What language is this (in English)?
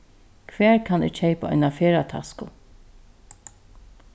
Faroese